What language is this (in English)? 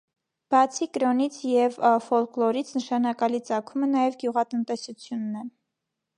Armenian